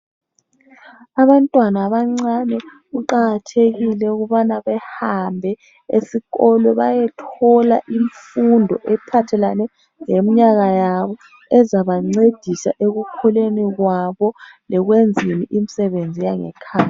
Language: North Ndebele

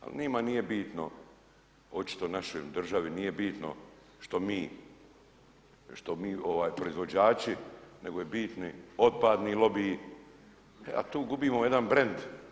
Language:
Croatian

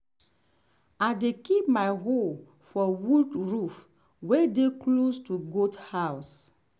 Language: Nigerian Pidgin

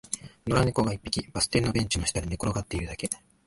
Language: Japanese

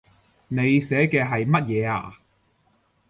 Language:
Cantonese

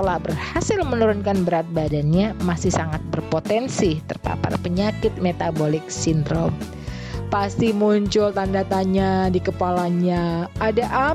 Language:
Indonesian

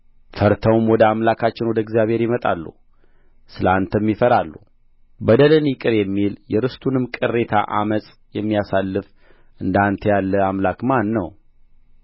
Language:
Amharic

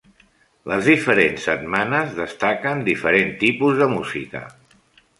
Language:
Catalan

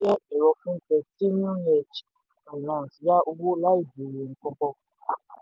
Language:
Yoruba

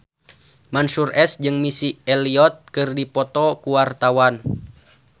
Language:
Sundanese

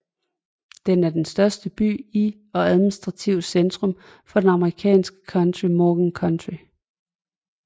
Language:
Danish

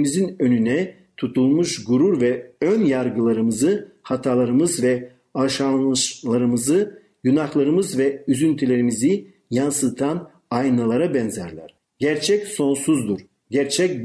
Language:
Turkish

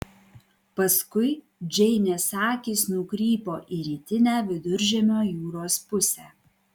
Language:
Lithuanian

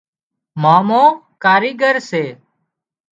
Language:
Wadiyara Koli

